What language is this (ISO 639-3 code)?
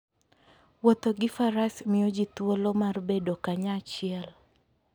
luo